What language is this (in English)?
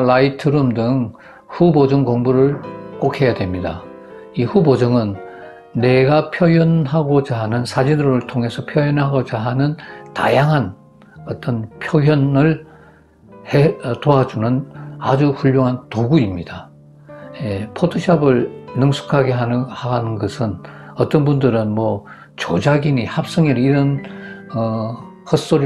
Korean